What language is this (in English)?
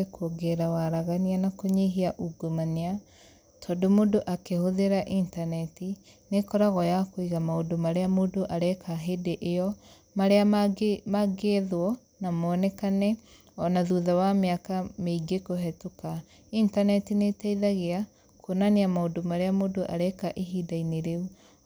Kikuyu